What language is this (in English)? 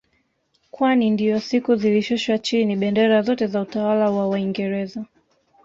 Swahili